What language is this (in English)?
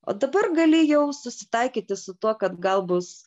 Lithuanian